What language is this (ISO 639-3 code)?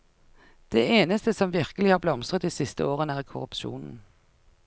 nor